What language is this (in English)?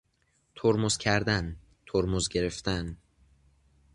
Persian